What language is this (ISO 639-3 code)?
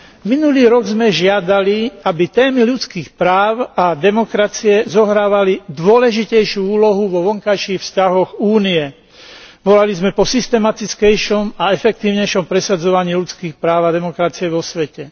slk